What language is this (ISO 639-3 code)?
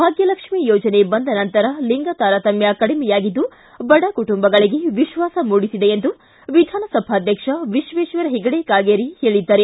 kan